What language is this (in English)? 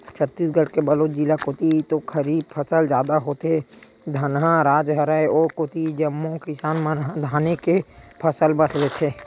Chhattisgarhi